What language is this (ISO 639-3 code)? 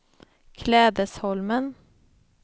swe